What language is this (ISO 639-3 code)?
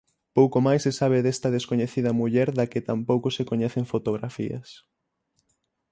glg